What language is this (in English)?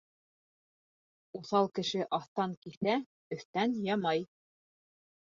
Bashkir